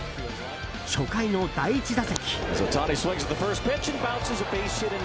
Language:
Japanese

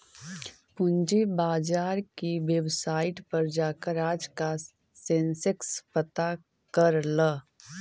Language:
Magahi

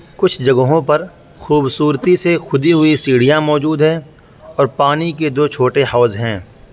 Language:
Urdu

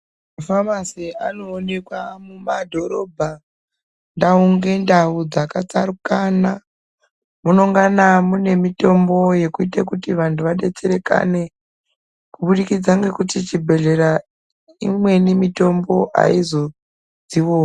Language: Ndau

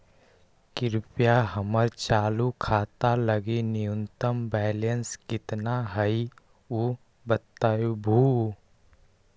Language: Magahi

